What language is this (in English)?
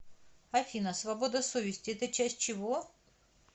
Russian